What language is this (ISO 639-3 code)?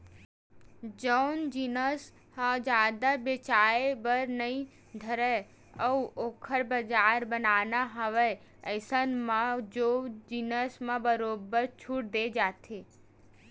hne